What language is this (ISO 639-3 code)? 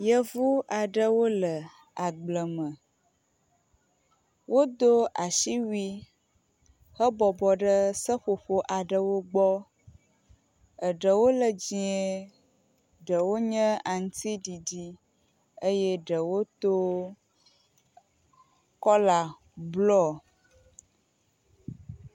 ewe